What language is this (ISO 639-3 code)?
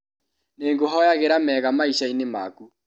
kik